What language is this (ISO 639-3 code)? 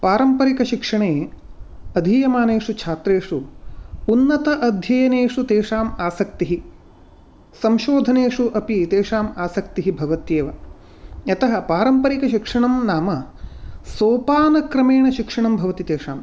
san